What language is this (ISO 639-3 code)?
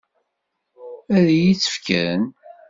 kab